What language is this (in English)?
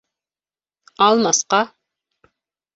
Bashkir